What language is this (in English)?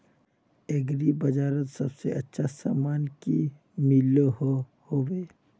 Magahi